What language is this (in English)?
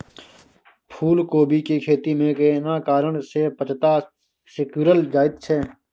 Maithili